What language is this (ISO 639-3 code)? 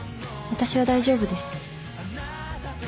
jpn